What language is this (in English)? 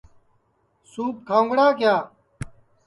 Sansi